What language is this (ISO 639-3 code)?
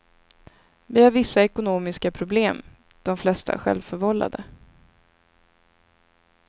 swe